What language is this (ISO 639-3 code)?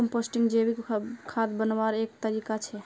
mag